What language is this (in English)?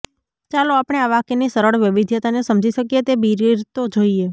Gujarati